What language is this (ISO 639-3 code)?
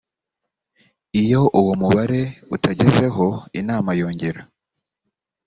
kin